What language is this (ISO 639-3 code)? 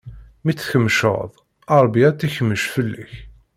kab